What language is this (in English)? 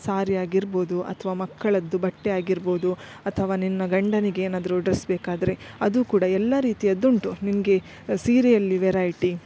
Kannada